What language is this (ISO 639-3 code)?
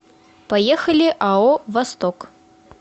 rus